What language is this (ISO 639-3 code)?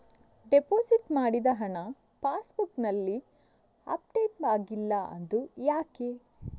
kan